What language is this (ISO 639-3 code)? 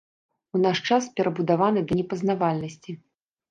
bel